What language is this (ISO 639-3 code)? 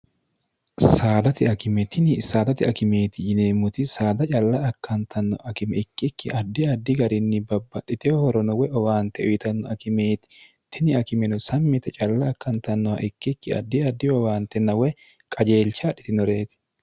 sid